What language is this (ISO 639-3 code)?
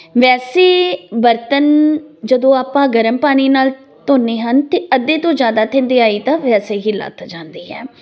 pan